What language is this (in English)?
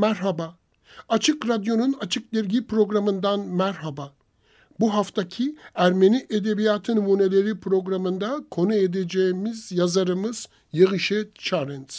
Turkish